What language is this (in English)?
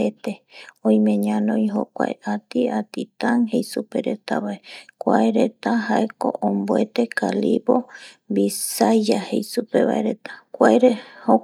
Eastern Bolivian Guaraní